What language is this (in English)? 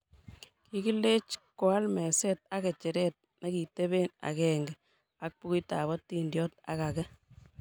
Kalenjin